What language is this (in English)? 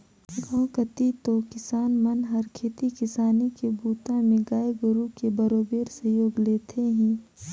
Chhattisgarhi